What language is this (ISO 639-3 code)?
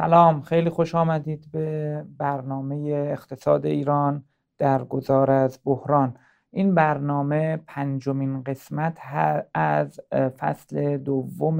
fas